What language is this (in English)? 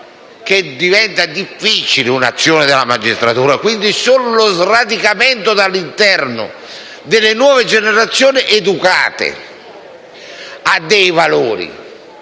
Italian